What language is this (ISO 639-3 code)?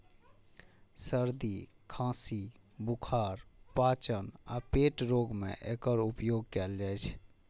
mai